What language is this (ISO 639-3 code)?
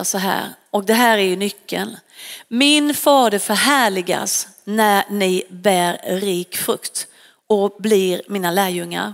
swe